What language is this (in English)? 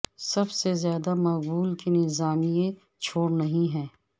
Urdu